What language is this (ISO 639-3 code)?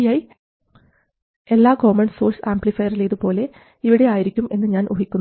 mal